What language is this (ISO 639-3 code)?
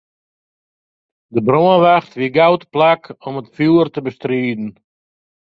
fry